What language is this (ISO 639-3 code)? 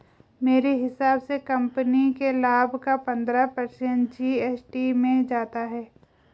hin